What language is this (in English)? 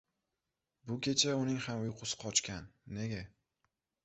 Uzbek